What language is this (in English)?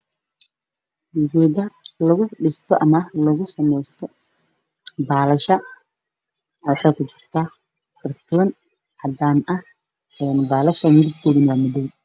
Somali